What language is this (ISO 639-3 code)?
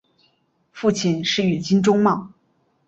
zho